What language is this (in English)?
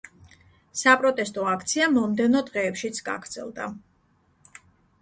Georgian